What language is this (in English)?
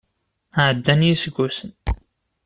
Kabyle